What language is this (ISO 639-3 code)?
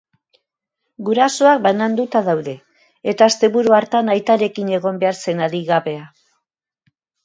eus